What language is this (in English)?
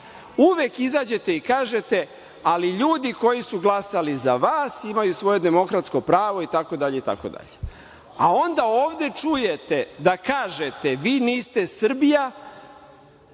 Serbian